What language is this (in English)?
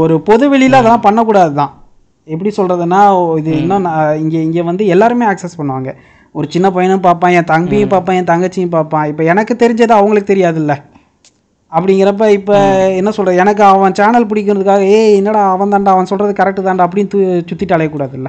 Tamil